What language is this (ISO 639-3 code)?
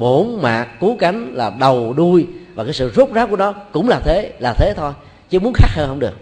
vie